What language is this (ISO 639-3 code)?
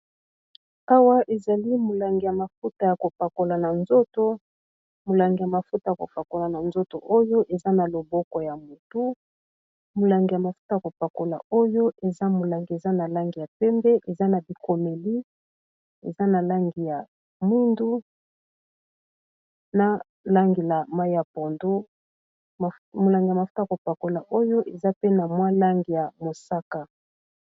lin